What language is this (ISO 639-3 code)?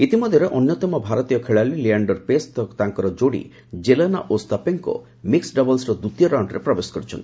ori